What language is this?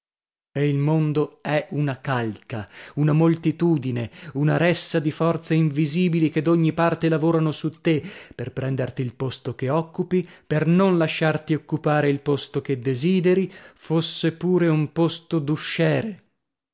Italian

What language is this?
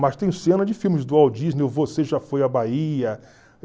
Portuguese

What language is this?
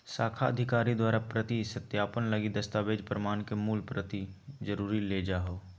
Magahi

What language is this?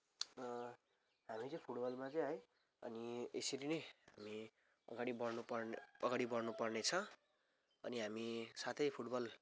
Nepali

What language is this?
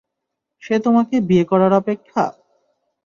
Bangla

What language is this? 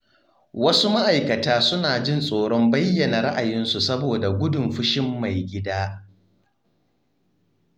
Hausa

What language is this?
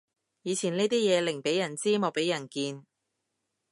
Cantonese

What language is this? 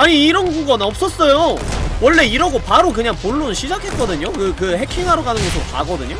Korean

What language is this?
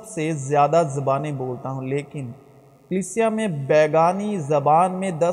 Urdu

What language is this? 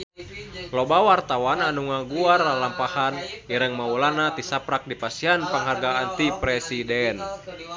Sundanese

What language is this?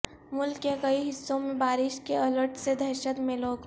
Urdu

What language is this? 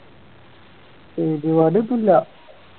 Malayalam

